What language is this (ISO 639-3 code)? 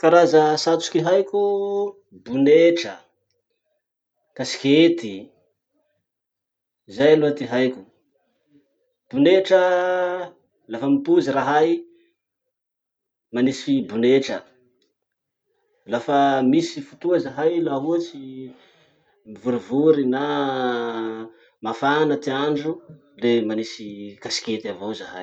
msh